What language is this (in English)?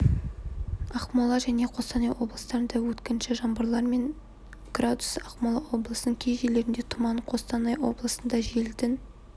Kazakh